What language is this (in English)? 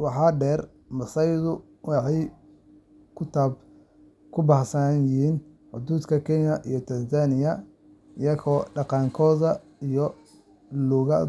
Somali